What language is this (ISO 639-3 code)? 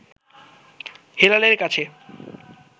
ben